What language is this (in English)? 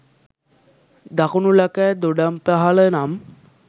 Sinhala